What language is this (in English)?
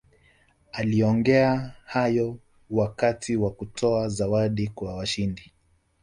Swahili